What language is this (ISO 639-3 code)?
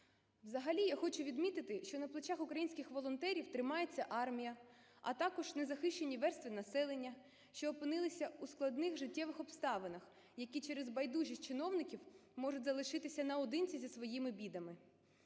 ukr